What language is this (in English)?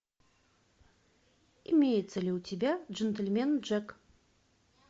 Russian